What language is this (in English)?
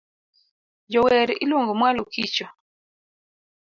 Luo (Kenya and Tanzania)